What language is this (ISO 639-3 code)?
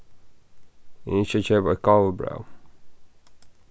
fao